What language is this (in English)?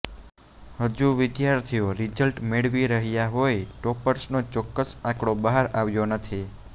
Gujarati